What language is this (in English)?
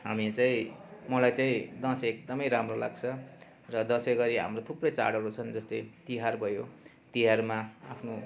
Nepali